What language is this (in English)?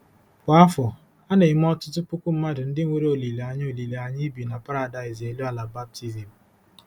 Igbo